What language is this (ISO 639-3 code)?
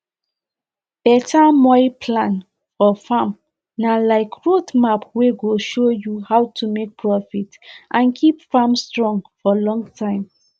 pcm